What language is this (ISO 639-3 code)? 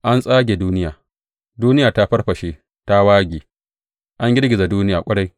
hau